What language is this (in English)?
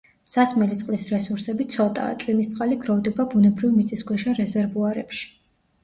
Georgian